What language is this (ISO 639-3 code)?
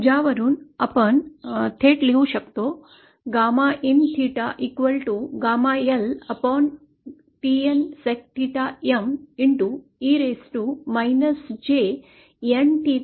mar